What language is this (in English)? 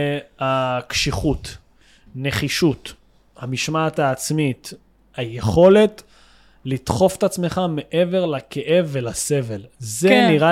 Hebrew